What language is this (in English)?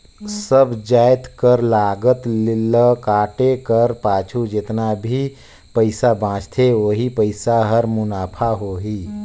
Chhattisgarhi